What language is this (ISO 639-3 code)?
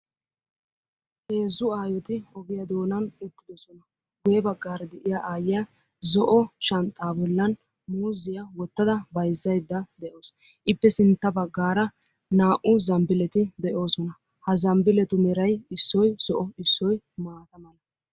wal